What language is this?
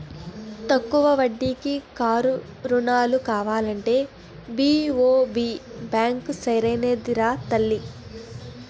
Telugu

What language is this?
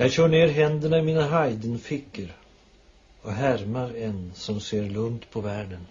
Swedish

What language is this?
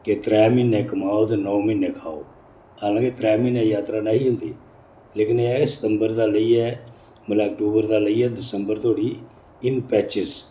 Dogri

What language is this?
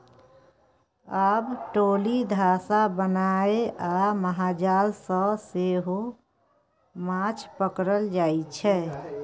Maithili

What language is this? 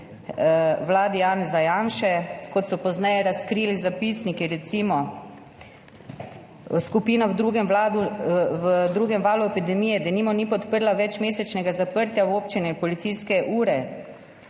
Slovenian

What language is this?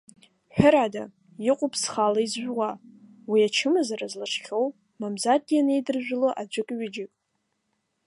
Abkhazian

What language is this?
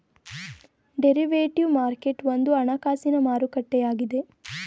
Kannada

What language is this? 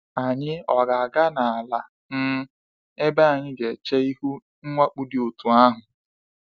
Igbo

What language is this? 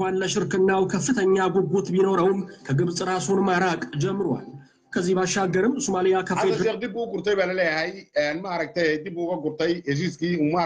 Arabic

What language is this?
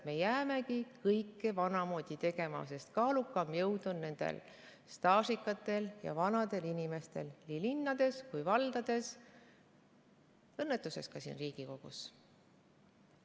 Estonian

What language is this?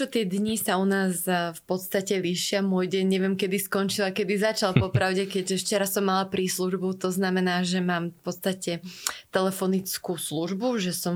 Slovak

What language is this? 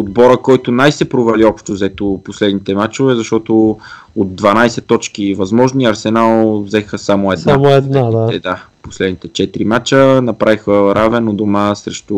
Bulgarian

